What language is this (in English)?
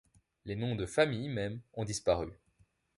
French